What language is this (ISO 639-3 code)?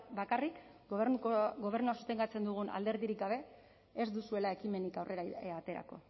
eus